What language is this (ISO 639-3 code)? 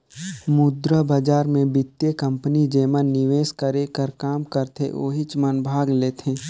hne